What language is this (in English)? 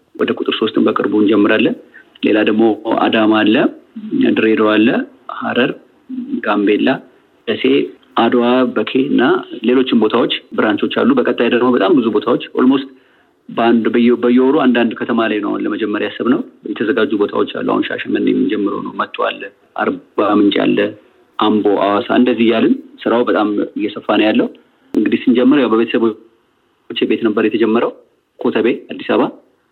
Amharic